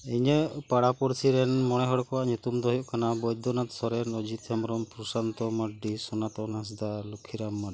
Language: Santali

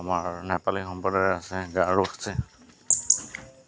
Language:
Assamese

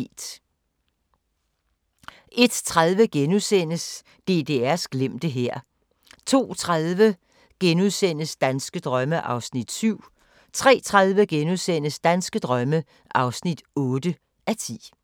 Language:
Danish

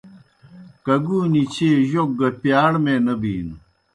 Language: Kohistani Shina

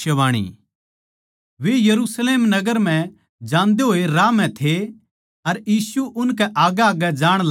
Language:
Haryanvi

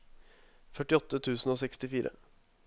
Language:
Norwegian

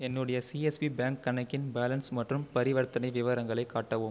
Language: Tamil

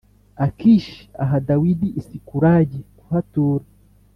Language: Kinyarwanda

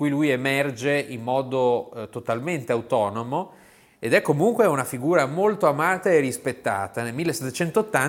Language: Italian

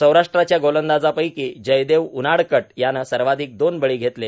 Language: Marathi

